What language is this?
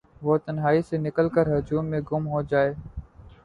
Urdu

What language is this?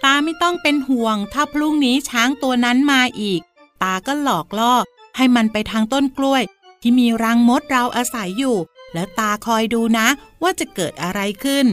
Thai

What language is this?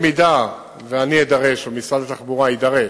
Hebrew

